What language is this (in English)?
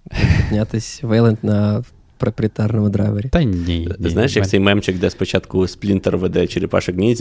Ukrainian